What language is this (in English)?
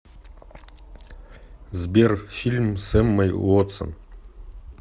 Russian